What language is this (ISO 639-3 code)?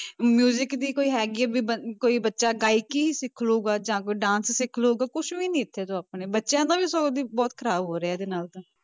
pan